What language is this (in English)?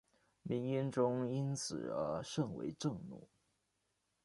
Chinese